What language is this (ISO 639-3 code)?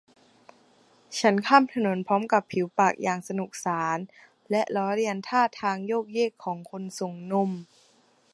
tha